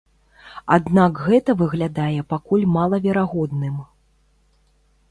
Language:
Belarusian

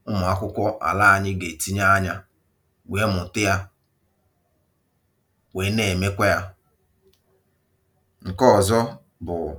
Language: Igbo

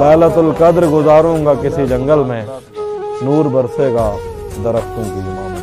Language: Urdu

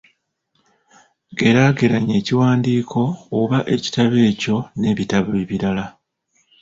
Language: Ganda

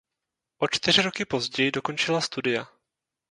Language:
Czech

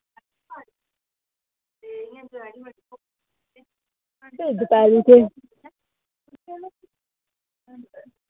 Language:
Dogri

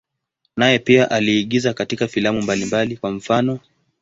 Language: Swahili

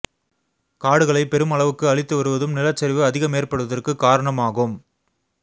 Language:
Tamil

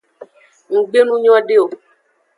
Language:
Aja (Benin)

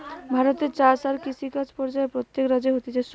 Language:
Bangla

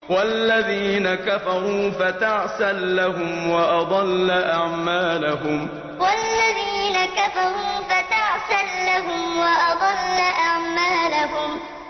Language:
Arabic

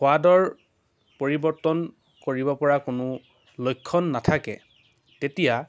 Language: Assamese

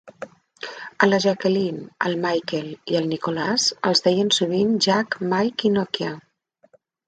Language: Catalan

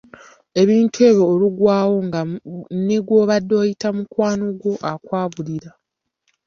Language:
Ganda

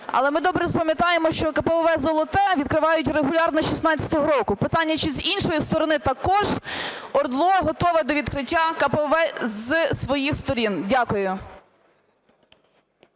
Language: Ukrainian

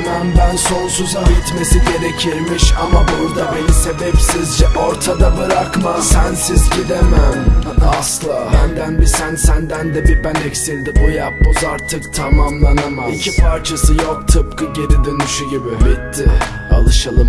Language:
Turkish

